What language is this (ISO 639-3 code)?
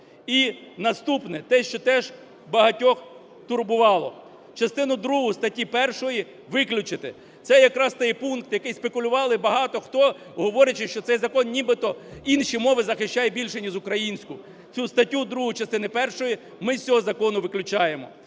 ukr